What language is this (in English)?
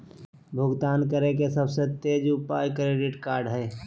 Magahi